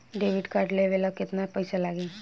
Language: Bhojpuri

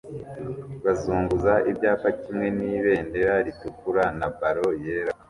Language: Kinyarwanda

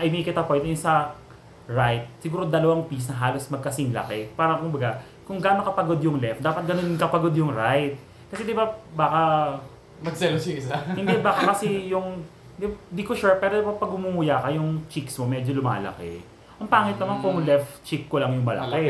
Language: Filipino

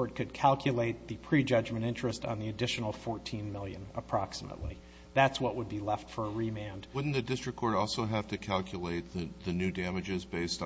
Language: English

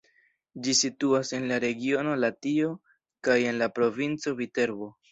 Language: Esperanto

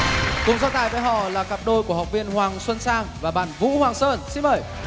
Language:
Vietnamese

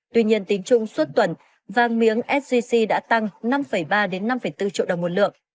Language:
Vietnamese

